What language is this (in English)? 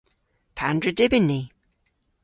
Cornish